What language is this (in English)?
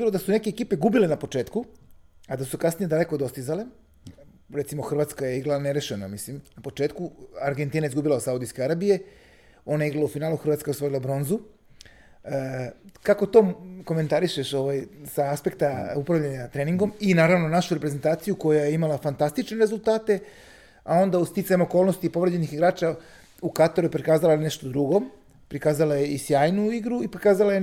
Croatian